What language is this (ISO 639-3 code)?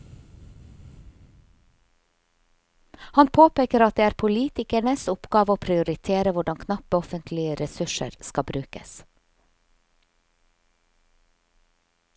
nor